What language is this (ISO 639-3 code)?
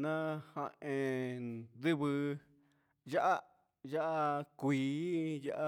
mxs